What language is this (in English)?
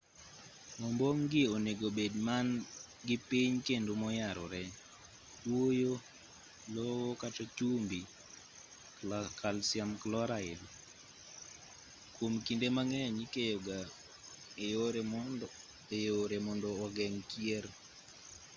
Luo (Kenya and Tanzania)